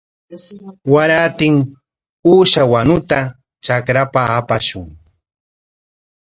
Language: Corongo Ancash Quechua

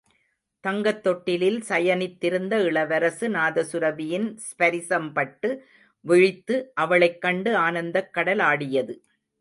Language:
Tamil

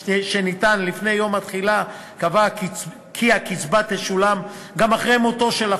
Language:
Hebrew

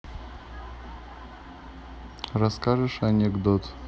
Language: Russian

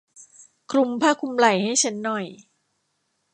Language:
Thai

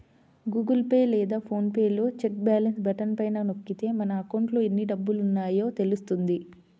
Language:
Telugu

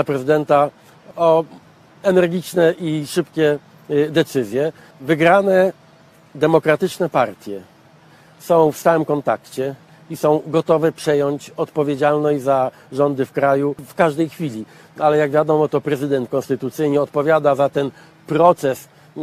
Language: Polish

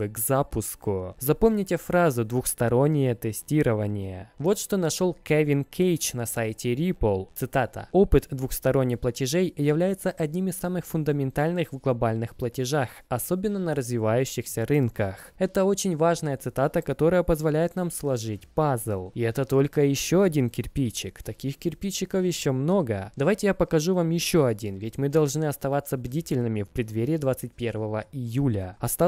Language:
Russian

